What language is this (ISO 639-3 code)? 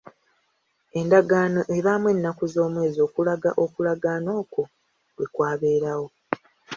lug